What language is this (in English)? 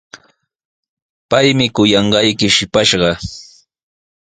Sihuas Ancash Quechua